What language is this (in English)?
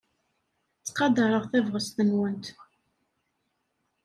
Kabyle